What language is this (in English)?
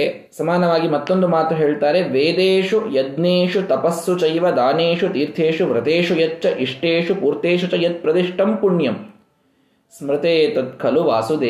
Kannada